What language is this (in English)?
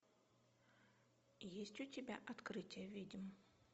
Russian